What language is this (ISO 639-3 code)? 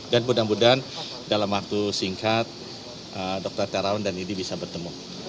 ind